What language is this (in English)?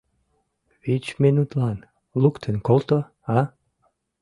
Mari